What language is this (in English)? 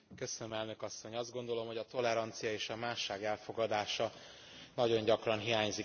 Hungarian